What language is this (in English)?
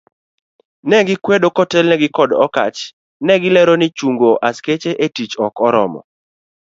Luo (Kenya and Tanzania)